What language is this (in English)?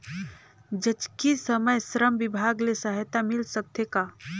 Chhattisgarhi